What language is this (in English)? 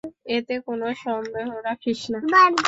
Bangla